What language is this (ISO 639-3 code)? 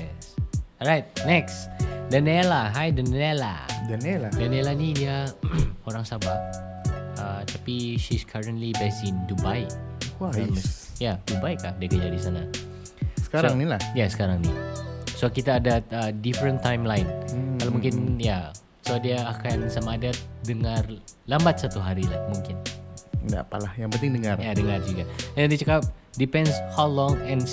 msa